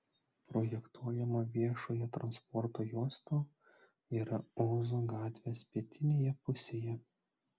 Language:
Lithuanian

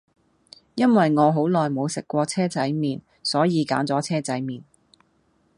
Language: Cantonese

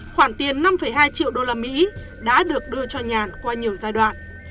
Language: Vietnamese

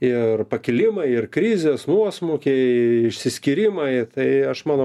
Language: Lithuanian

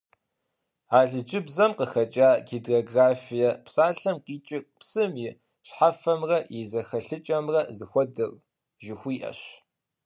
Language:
Kabardian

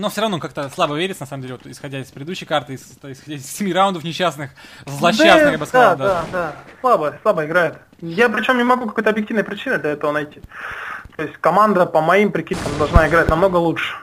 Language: Russian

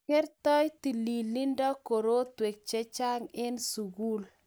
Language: Kalenjin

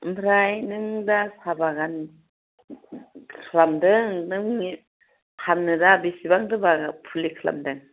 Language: Bodo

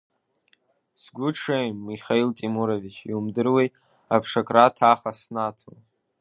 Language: Abkhazian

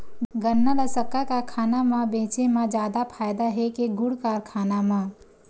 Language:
Chhattisgarhi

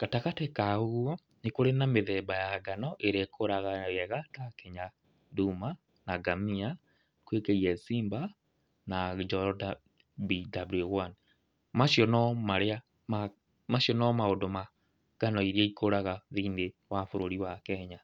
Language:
Kikuyu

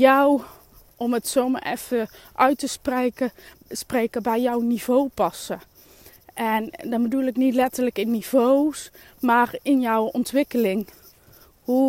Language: Dutch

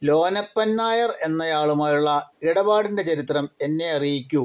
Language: Malayalam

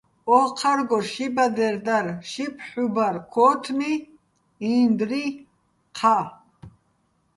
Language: Bats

